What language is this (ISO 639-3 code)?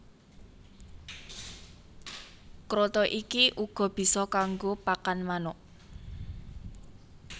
jav